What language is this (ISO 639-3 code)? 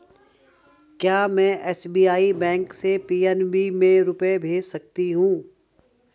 hin